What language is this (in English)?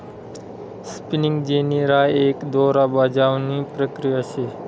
Marathi